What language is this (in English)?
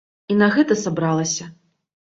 Belarusian